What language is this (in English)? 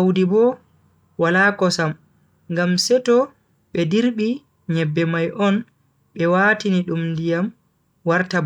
Bagirmi Fulfulde